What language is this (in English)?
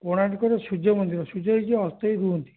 Odia